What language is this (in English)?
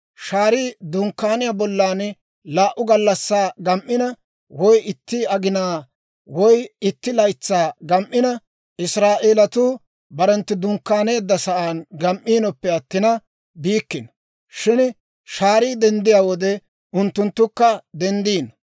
Dawro